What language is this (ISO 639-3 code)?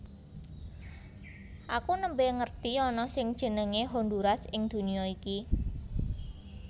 jav